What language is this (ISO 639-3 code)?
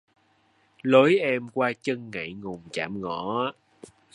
vie